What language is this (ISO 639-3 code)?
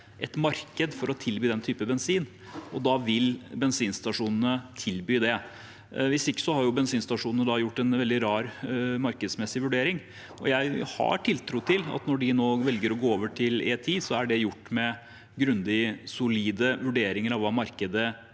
nor